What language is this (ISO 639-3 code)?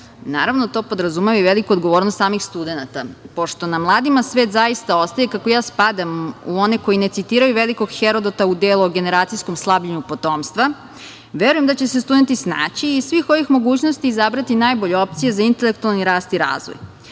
srp